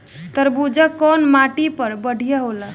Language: Bhojpuri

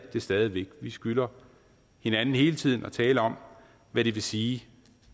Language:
Danish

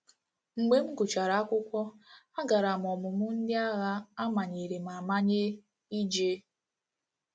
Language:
Igbo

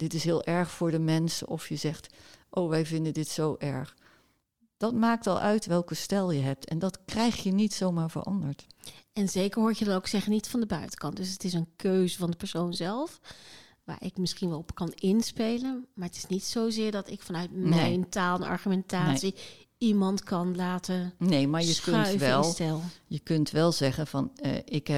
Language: Dutch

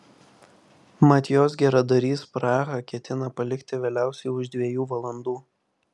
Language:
Lithuanian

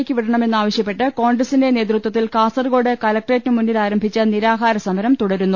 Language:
Malayalam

